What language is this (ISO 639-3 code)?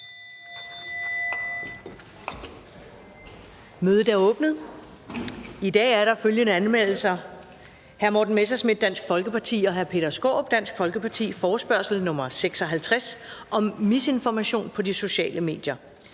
dan